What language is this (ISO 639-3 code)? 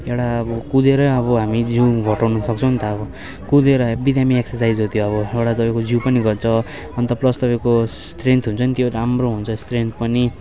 nep